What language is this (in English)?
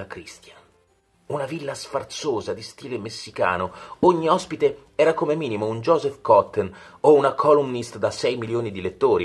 Italian